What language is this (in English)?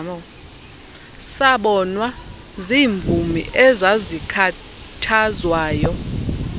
Xhosa